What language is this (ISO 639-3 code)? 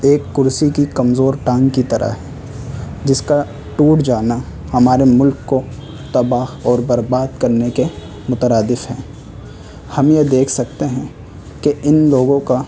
urd